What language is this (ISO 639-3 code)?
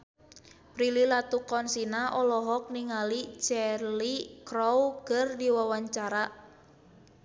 sun